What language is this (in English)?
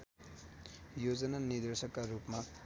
Nepali